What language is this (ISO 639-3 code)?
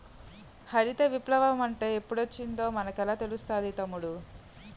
tel